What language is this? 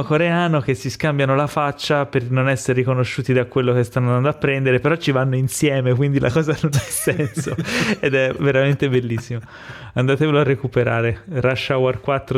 Italian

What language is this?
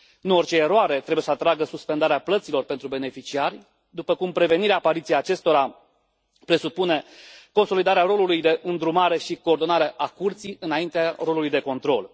Romanian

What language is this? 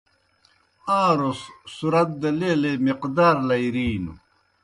Kohistani Shina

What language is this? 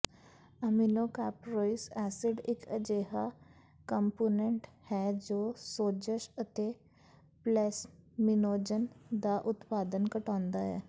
Punjabi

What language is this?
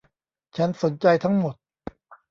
Thai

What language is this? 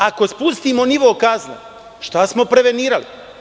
Serbian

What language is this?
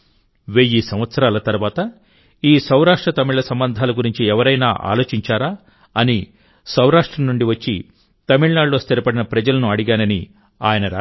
Telugu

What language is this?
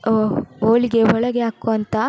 Kannada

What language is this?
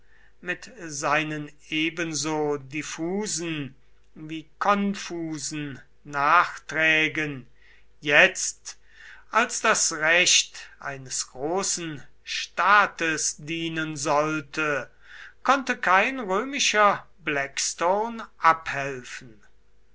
German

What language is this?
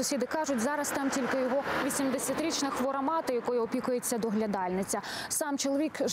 Ukrainian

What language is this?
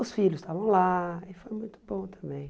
Portuguese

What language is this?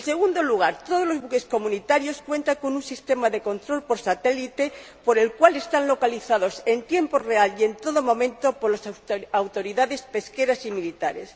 Spanish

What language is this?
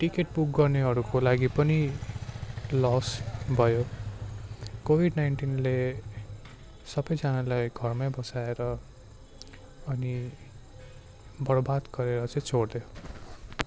Nepali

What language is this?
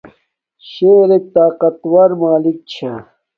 Domaaki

